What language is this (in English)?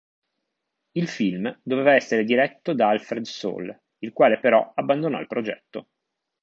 Italian